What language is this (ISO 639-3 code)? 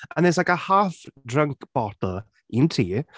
cym